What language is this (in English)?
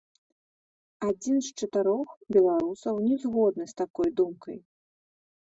Belarusian